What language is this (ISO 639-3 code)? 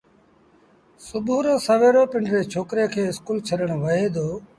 sbn